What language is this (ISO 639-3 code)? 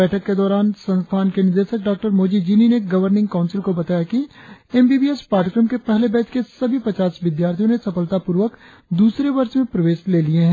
hin